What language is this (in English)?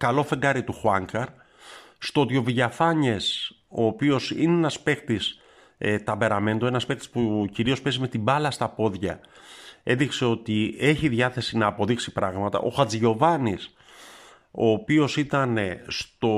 Greek